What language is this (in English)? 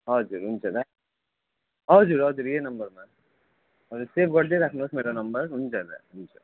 Nepali